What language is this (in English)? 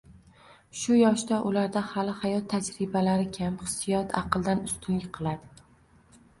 Uzbek